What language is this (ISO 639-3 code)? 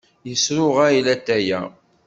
kab